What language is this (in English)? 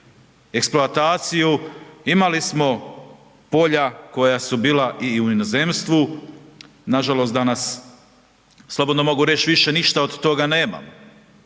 Croatian